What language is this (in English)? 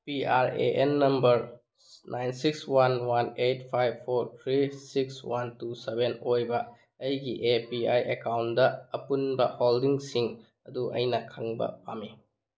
Manipuri